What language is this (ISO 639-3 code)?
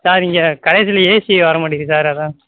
tam